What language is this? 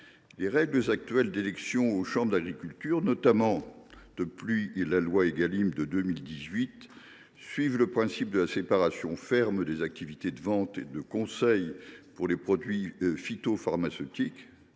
French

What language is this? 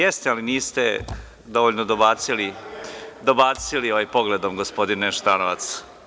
Serbian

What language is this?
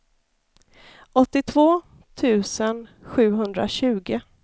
Swedish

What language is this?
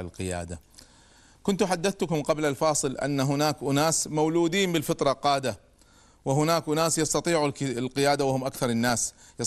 Arabic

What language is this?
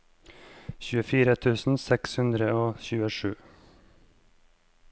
Norwegian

